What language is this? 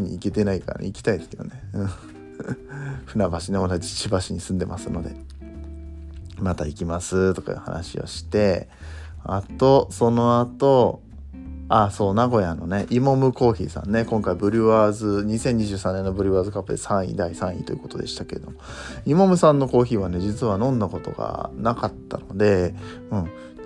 Japanese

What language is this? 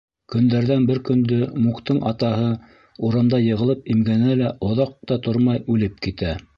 Bashkir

